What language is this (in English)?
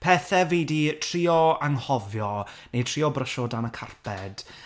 Welsh